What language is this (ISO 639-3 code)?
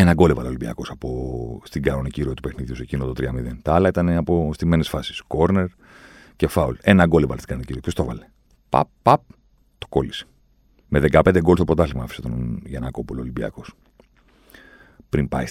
ell